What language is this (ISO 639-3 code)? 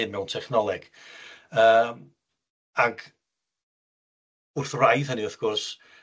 cym